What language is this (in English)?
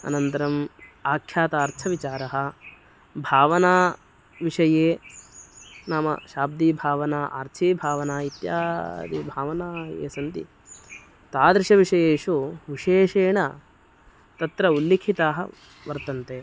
Sanskrit